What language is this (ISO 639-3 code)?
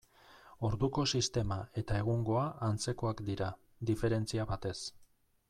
eus